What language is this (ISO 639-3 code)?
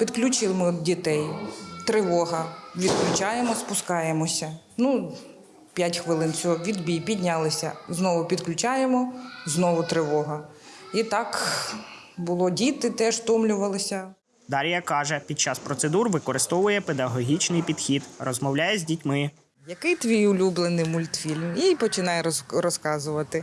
ukr